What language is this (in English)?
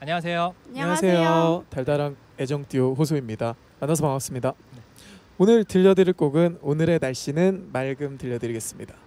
Korean